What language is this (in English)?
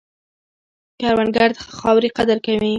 Pashto